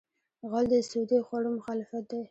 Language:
Pashto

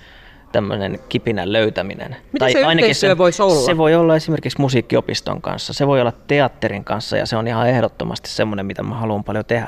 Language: Finnish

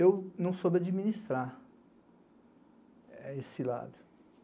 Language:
Portuguese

